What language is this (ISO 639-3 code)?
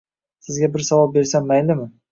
uzb